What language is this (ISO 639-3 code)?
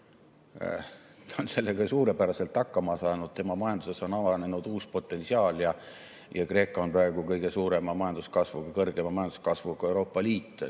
est